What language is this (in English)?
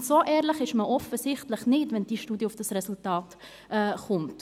Swiss German